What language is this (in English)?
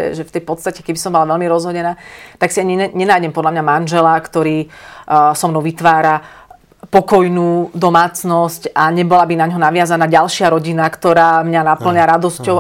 Slovak